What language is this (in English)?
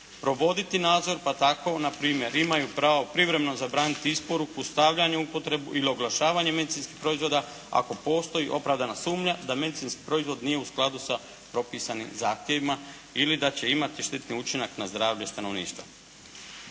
Croatian